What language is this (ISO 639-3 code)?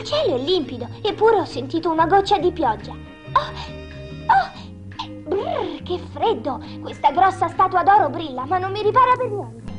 ita